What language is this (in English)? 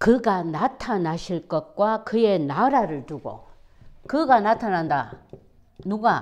Korean